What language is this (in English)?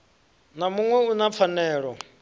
Venda